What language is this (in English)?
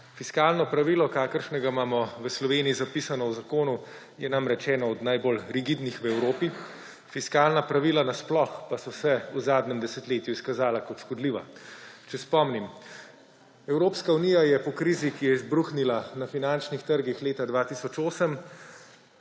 Slovenian